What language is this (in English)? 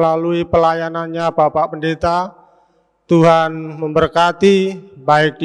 Indonesian